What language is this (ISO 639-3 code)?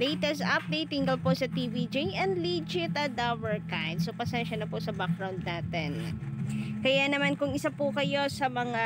fil